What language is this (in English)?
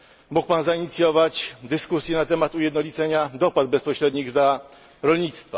Polish